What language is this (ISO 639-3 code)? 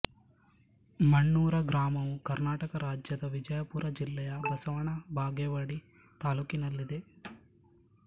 kan